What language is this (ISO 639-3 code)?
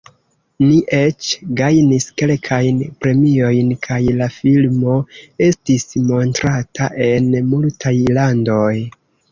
epo